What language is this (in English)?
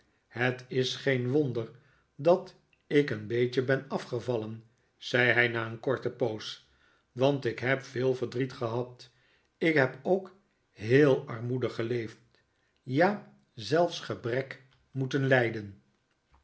Dutch